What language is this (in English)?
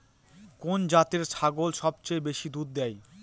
Bangla